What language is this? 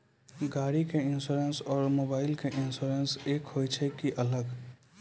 Maithili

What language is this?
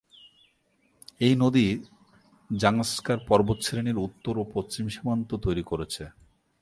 Bangla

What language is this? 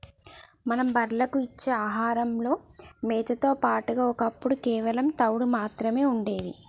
Telugu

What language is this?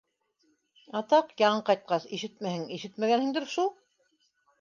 Bashkir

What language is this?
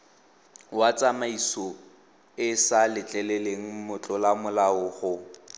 Tswana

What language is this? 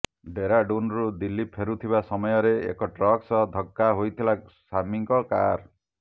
Odia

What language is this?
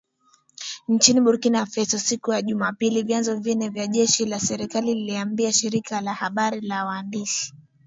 Swahili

